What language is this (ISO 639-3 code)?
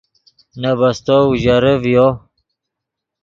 ydg